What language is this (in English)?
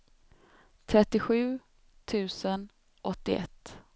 Swedish